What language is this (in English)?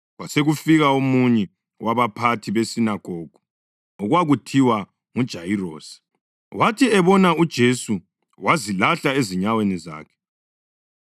North Ndebele